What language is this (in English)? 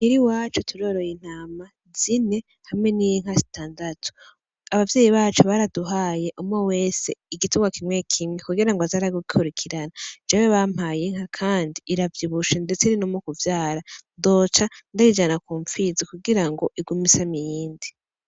Rundi